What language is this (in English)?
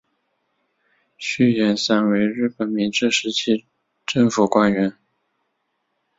Chinese